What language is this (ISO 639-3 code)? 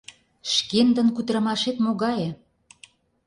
chm